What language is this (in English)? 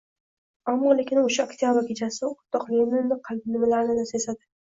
Uzbek